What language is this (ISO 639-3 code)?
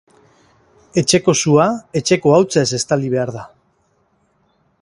eus